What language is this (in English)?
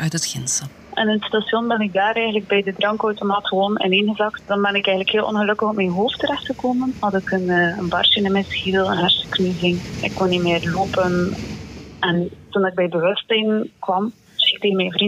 Dutch